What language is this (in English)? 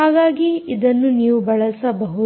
Kannada